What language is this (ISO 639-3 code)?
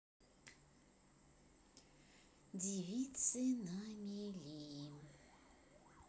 rus